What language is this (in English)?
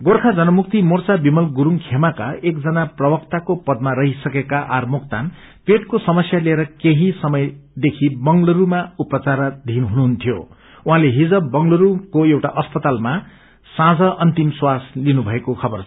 Nepali